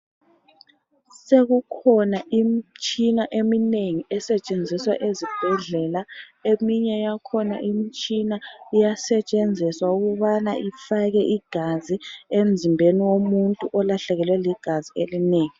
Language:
North Ndebele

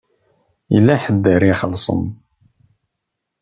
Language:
Kabyle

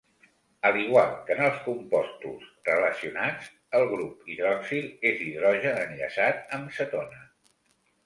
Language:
Catalan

